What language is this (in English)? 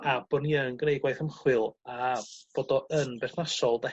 Welsh